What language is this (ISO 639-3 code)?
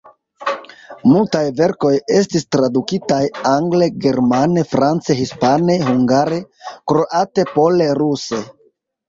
epo